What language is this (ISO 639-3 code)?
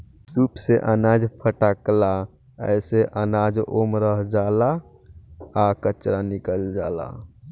bho